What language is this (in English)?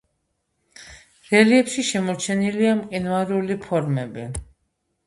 Georgian